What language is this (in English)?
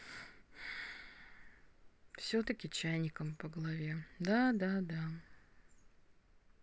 Russian